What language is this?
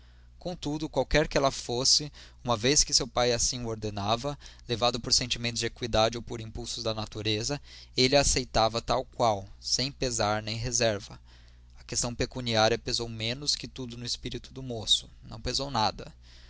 Portuguese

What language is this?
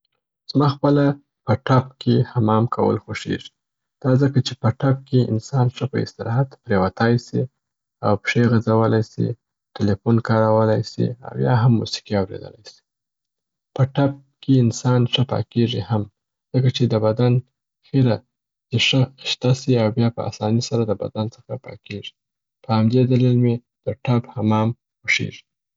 Southern Pashto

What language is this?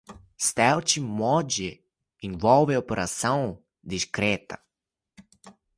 Portuguese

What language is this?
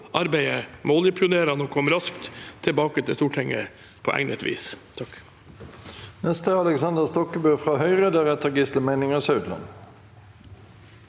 Norwegian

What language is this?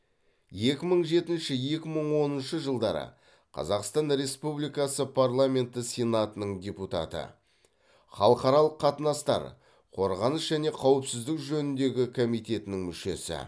Kazakh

